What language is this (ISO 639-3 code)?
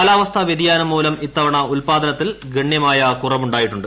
mal